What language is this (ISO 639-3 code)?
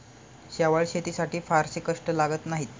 mar